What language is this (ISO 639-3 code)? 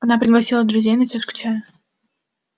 rus